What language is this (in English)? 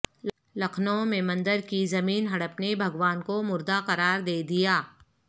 Urdu